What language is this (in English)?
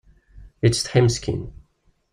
Kabyle